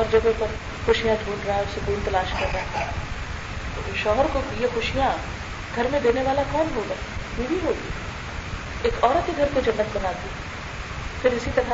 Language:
Urdu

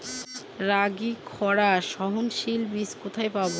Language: Bangla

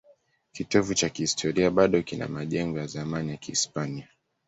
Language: Swahili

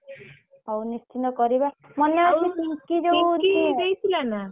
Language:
Odia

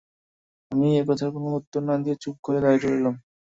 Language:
Bangla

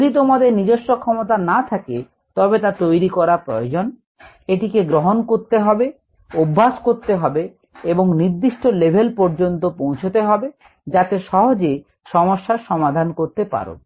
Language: Bangla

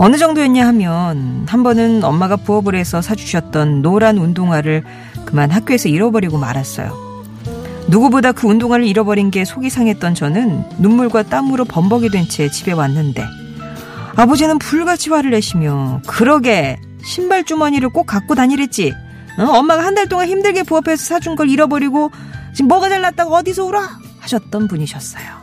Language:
Korean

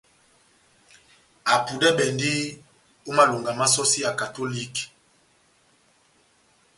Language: Batanga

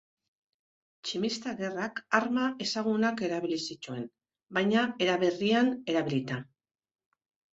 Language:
Basque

